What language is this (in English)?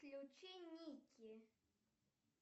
Russian